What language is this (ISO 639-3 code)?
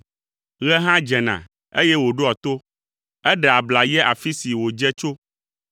ewe